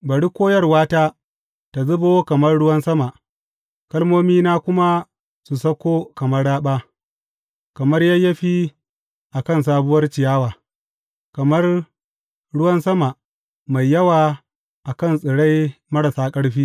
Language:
Hausa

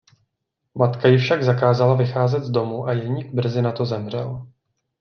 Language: Czech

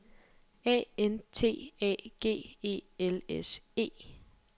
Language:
Danish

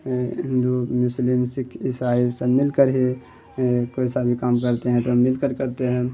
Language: Urdu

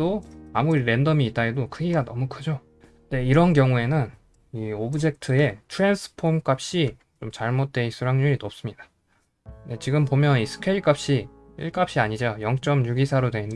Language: Korean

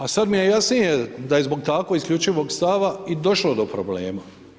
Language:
Croatian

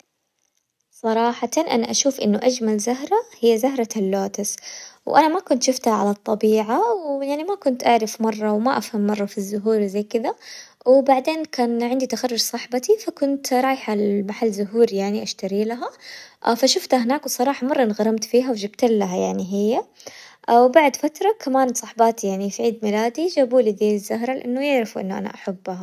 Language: Hijazi Arabic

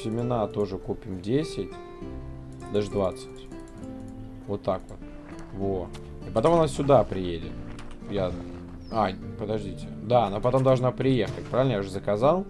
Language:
Russian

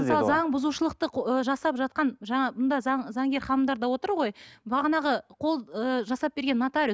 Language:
Kazakh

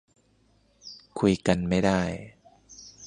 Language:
Thai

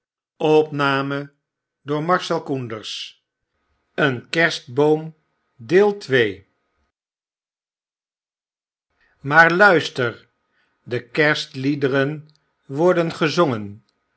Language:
Dutch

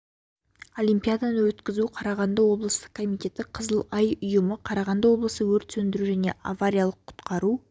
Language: Kazakh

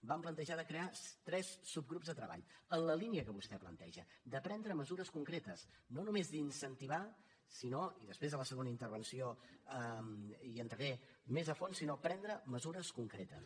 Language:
Catalan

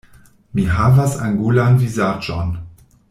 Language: Esperanto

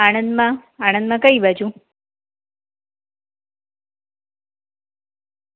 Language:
Gujarati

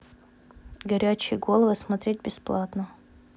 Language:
Russian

